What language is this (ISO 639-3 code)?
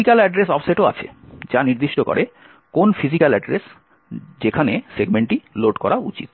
ben